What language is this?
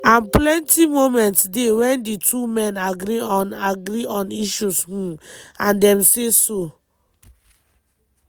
Nigerian Pidgin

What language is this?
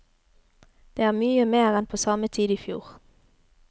Norwegian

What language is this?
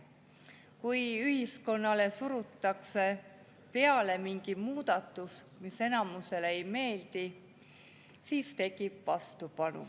Estonian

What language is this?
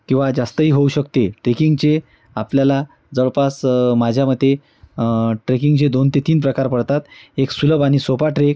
Marathi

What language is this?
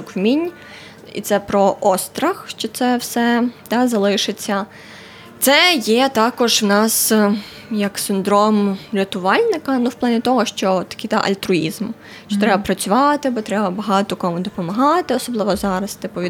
Ukrainian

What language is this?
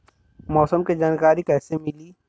Bhojpuri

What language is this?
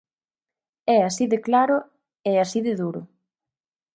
Galician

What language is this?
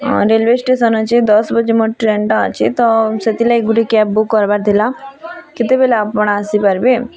Odia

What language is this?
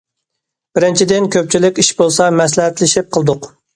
Uyghur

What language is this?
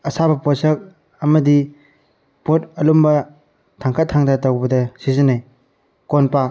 Manipuri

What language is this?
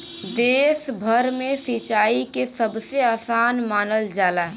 Bhojpuri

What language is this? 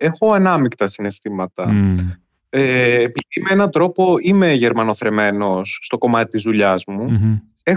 Greek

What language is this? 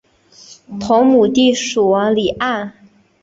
Chinese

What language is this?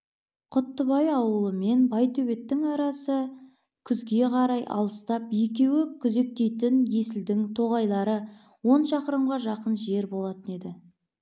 Kazakh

